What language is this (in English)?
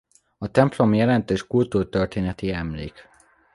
Hungarian